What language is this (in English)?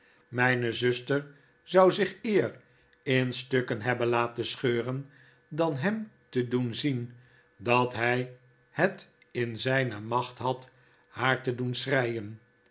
Dutch